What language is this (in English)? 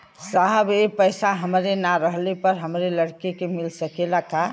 Bhojpuri